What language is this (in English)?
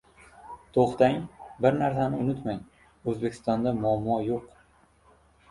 Uzbek